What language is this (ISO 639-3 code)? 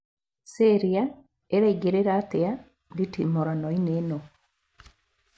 kik